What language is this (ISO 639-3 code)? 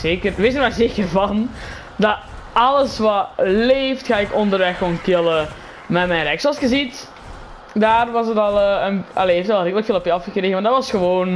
nld